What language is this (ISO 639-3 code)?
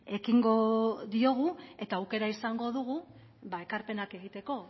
eus